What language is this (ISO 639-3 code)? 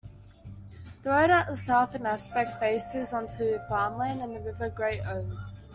eng